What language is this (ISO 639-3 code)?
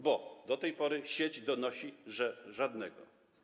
pol